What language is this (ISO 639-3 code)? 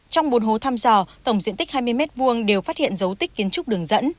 vie